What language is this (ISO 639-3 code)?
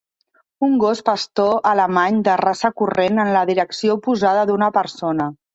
cat